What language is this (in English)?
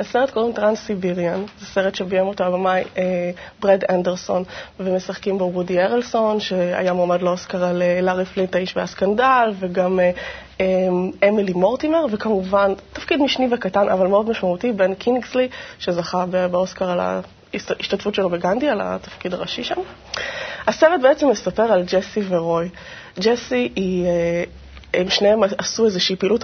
Hebrew